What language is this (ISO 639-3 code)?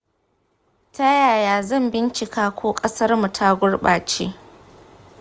hau